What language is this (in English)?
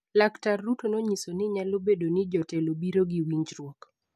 Luo (Kenya and Tanzania)